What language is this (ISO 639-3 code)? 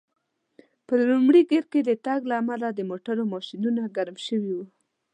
pus